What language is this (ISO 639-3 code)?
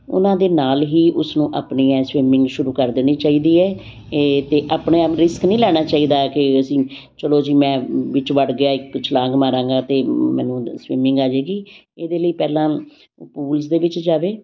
pan